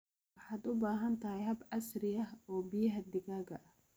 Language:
Somali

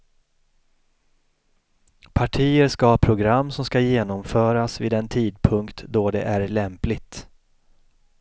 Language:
Swedish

